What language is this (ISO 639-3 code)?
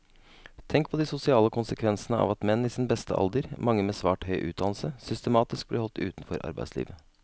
nor